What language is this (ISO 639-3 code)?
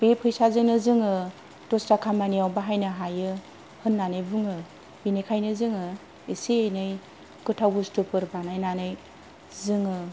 brx